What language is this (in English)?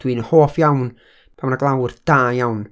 Welsh